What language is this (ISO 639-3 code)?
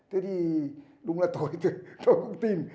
vie